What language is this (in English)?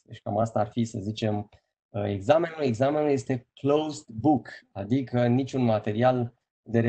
Romanian